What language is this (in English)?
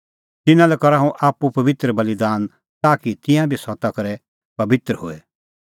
Kullu Pahari